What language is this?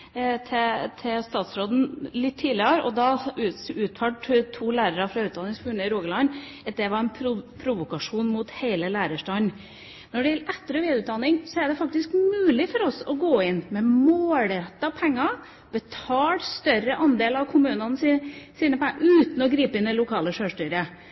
Norwegian Bokmål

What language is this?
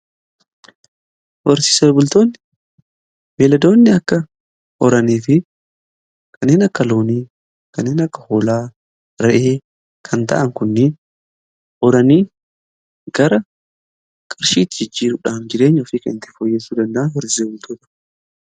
Oromo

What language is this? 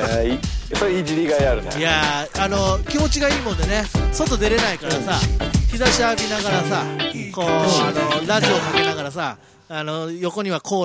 Japanese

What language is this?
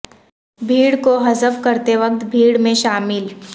Urdu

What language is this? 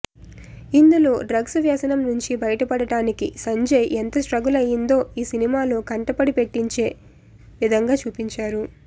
Telugu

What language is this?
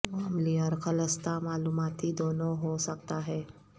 Urdu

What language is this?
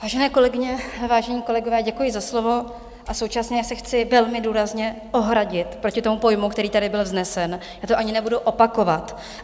Czech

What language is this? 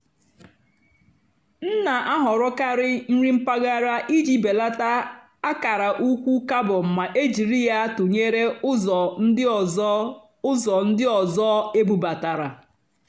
Igbo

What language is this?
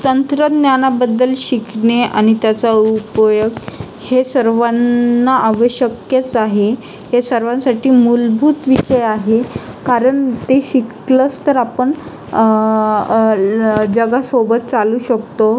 Marathi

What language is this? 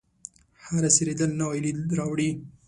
Pashto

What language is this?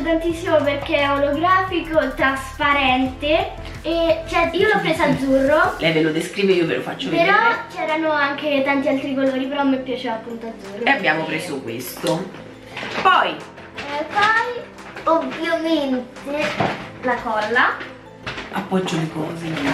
Italian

